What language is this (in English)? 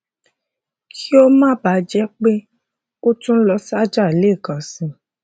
Yoruba